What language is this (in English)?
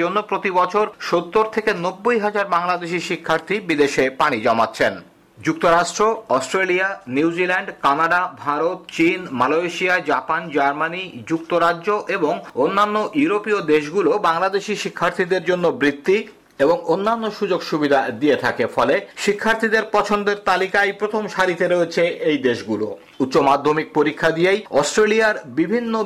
Bangla